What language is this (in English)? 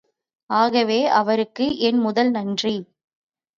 Tamil